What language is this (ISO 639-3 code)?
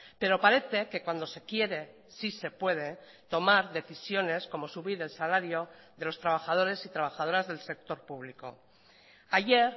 spa